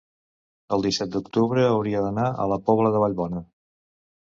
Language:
Catalan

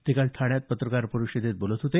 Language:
Marathi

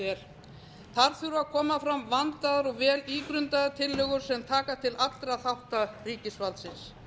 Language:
Icelandic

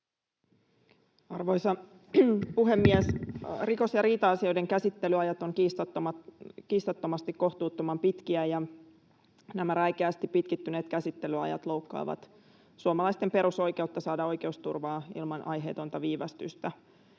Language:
Finnish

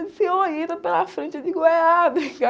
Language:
Portuguese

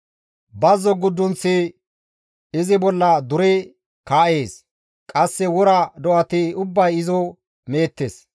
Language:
Gamo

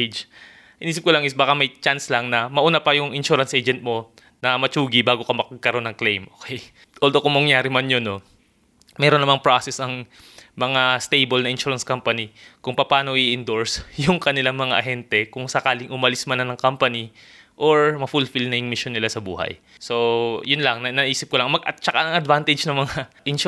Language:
Filipino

